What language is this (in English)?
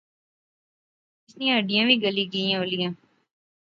Pahari-Potwari